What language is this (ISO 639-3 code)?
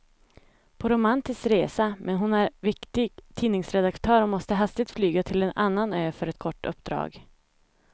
swe